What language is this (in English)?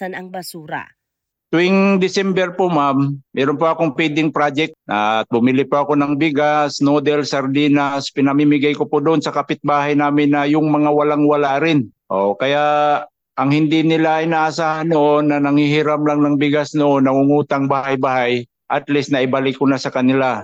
Filipino